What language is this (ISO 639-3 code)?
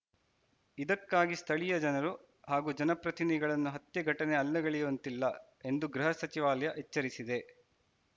kan